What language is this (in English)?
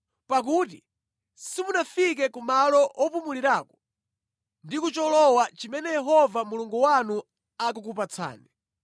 Nyanja